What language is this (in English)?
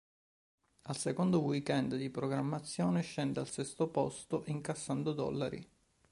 Italian